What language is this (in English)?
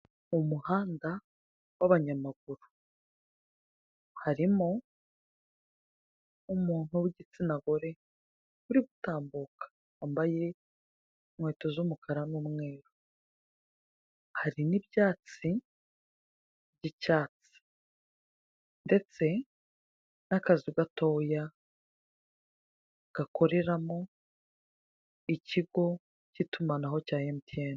Kinyarwanda